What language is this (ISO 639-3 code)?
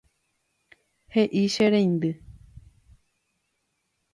grn